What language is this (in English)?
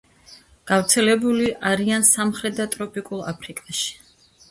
Georgian